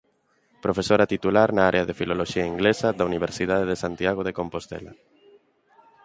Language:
Galician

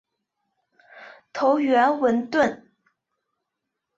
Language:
Chinese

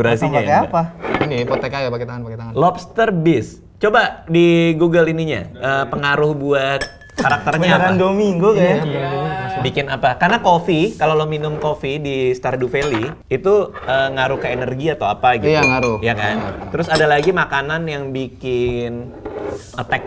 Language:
Indonesian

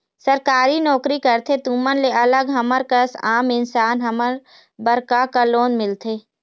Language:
Chhattisgarhi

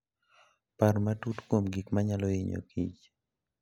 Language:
Luo (Kenya and Tanzania)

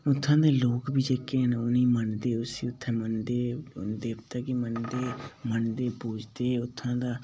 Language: Dogri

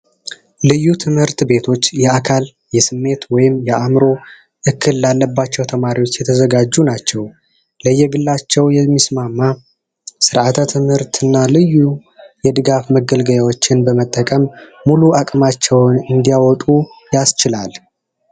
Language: Amharic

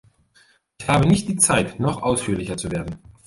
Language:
German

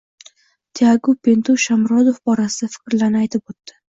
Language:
Uzbek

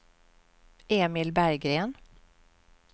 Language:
Swedish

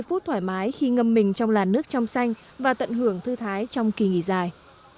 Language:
Vietnamese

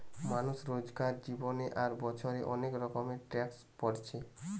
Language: Bangla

